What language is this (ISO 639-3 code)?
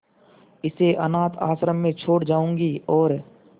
hin